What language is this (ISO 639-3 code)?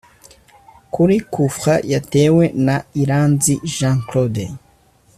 kin